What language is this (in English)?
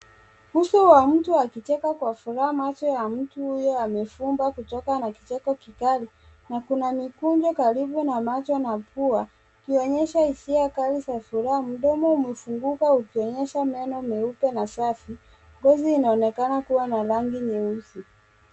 Swahili